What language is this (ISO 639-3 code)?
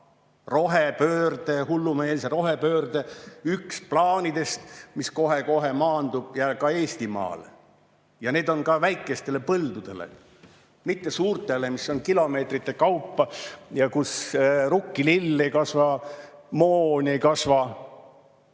est